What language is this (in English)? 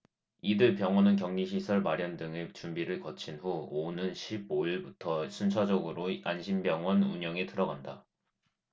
Korean